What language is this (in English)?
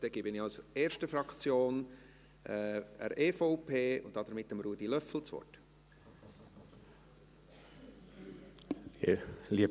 Swiss German